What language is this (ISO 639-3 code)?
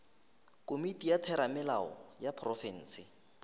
nso